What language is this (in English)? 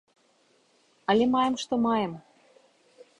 Belarusian